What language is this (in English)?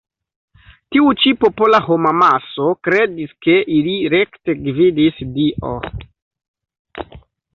Esperanto